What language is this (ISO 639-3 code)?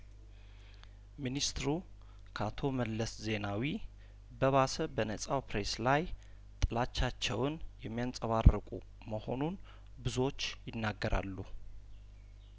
amh